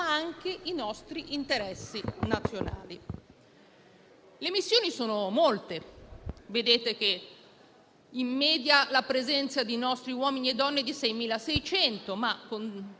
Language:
Italian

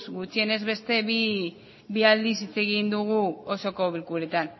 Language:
Basque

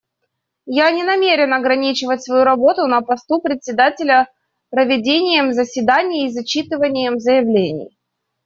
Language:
Russian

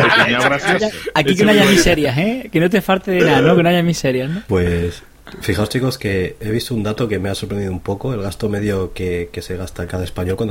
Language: Spanish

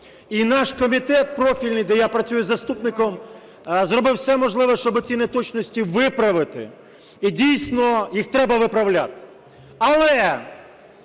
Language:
Ukrainian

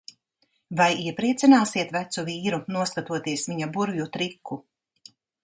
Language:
Latvian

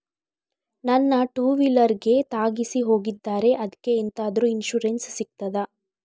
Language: Kannada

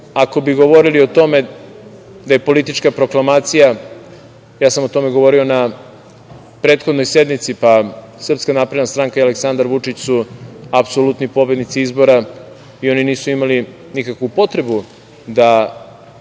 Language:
Serbian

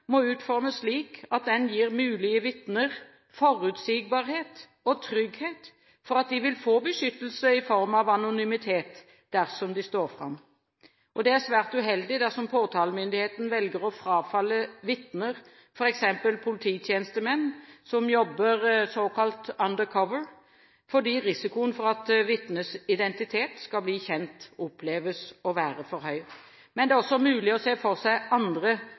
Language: Norwegian Bokmål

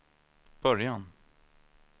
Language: Swedish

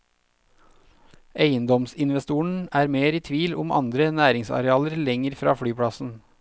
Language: Norwegian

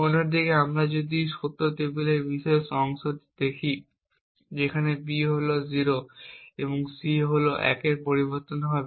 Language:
Bangla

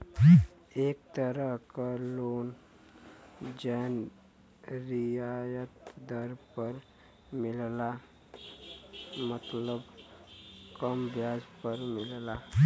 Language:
Bhojpuri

